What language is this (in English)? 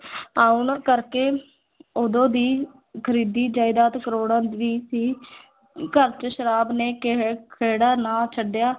Punjabi